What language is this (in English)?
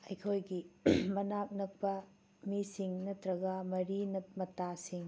Manipuri